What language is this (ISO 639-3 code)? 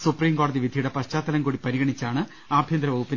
mal